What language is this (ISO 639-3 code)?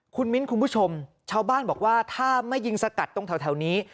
tha